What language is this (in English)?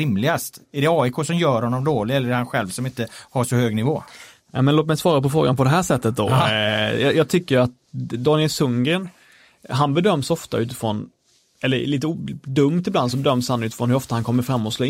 Swedish